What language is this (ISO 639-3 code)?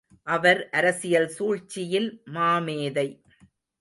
tam